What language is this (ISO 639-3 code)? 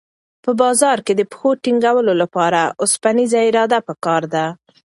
pus